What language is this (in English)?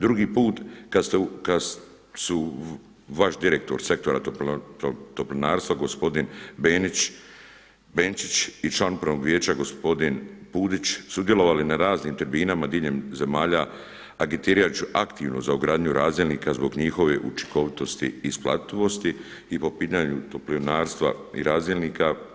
Croatian